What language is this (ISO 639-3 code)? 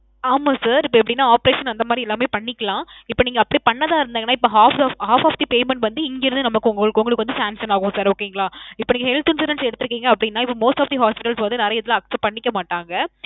tam